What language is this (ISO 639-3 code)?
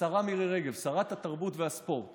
heb